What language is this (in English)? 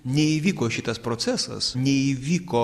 Lithuanian